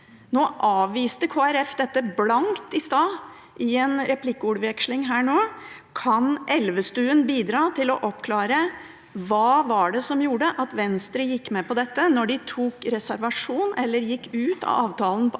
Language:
Norwegian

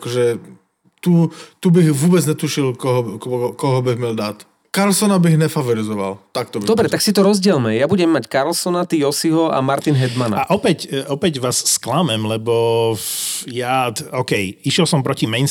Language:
Slovak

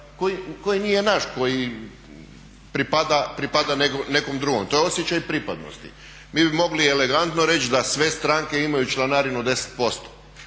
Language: Croatian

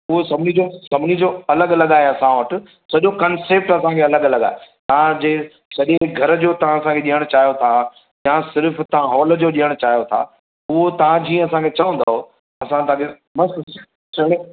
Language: Sindhi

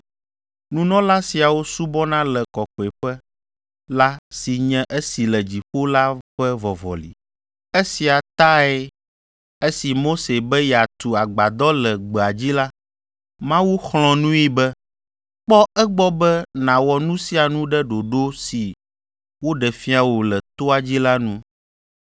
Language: Ewe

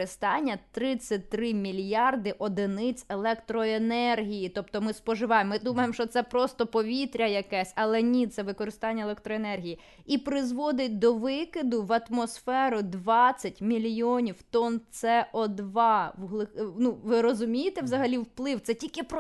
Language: Ukrainian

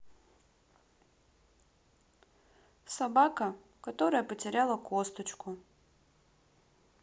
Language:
Russian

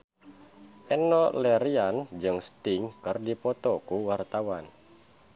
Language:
Sundanese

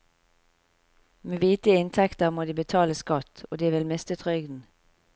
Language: Norwegian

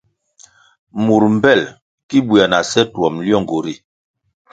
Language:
Kwasio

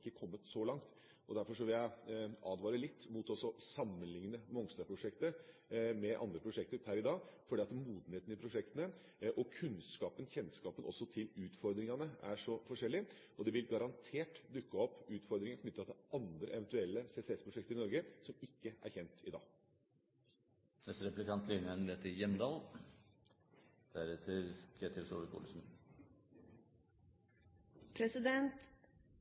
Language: Norwegian Bokmål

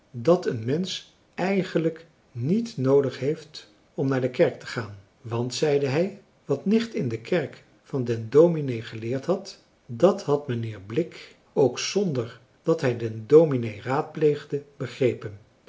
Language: Dutch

